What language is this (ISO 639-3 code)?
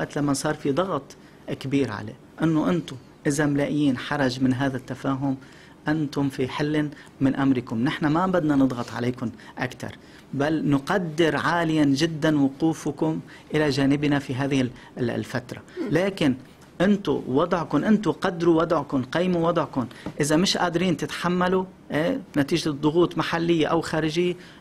ara